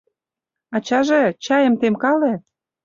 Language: Mari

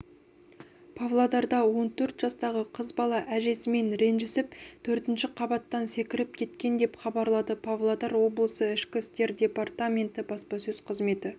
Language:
Kazakh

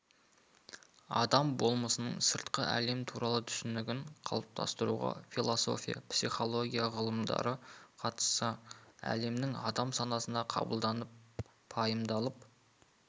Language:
Kazakh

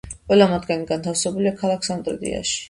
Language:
Georgian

